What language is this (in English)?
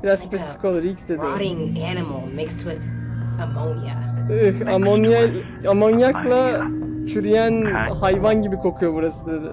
Turkish